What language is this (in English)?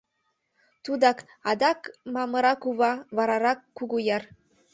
Mari